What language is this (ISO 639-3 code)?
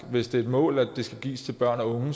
dan